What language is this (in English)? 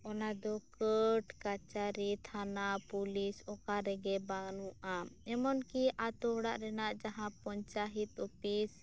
Santali